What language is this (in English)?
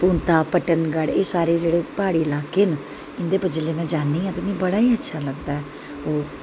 Dogri